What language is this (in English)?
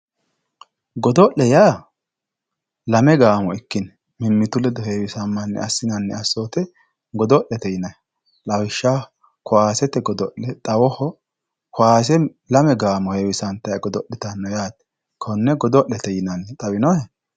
Sidamo